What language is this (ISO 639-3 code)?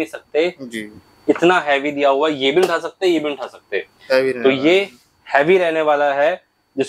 hin